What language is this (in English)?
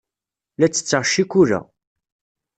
Kabyle